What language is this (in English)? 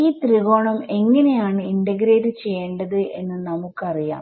Malayalam